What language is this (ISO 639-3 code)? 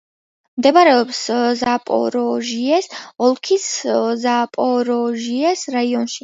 kat